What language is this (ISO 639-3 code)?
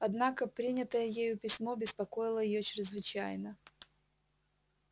rus